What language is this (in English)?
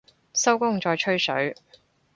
Cantonese